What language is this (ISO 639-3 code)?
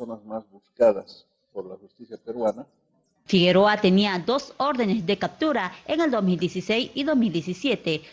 spa